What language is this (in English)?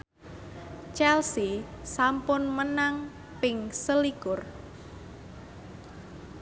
Javanese